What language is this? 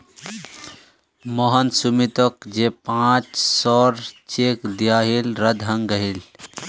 Magahi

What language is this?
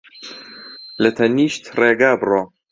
Central Kurdish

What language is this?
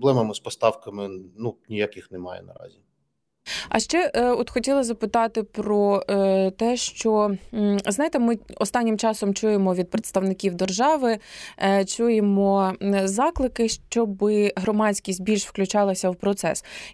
Ukrainian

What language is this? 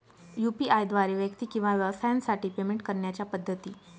Marathi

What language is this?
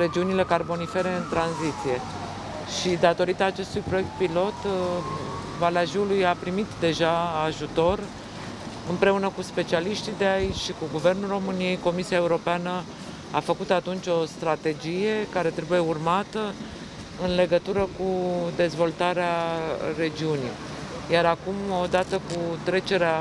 Romanian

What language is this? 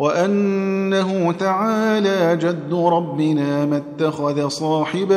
Arabic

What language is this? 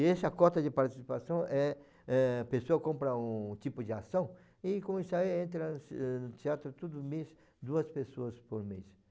Portuguese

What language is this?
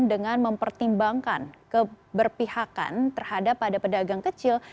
Indonesian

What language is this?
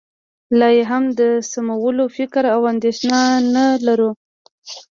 Pashto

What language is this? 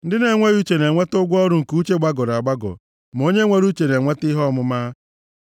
Igbo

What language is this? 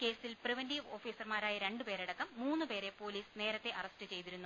Malayalam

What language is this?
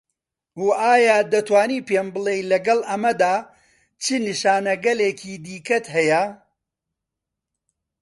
Central Kurdish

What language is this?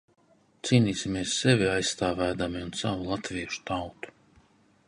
Latvian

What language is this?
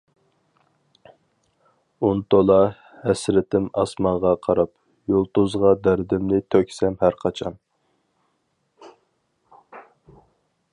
Uyghur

